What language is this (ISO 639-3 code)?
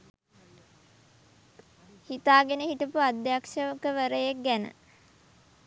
sin